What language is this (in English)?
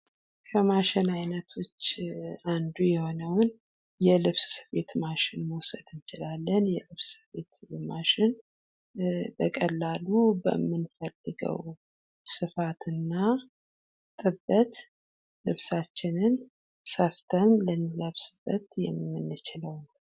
Amharic